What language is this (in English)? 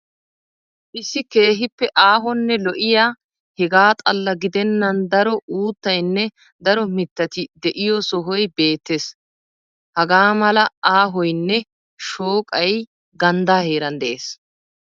Wolaytta